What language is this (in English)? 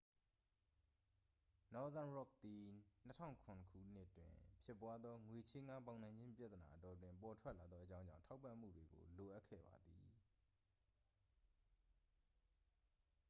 Burmese